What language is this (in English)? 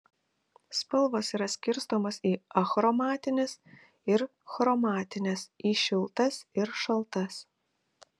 Lithuanian